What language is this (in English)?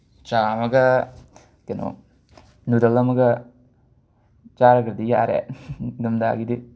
Manipuri